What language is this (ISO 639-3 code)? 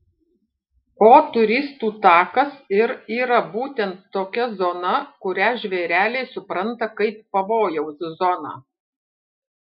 lit